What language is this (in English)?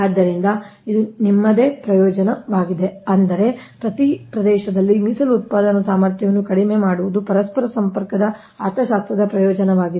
Kannada